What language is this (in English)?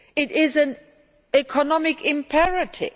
English